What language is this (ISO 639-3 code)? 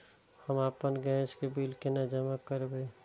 mai